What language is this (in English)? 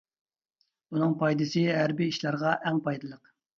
Uyghur